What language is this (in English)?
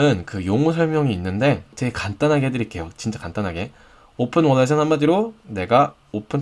Korean